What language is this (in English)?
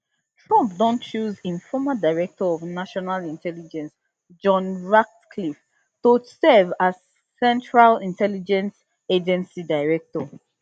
Nigerian Pidgin